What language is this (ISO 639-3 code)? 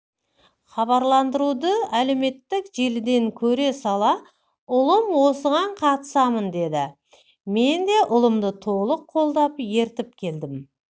kaz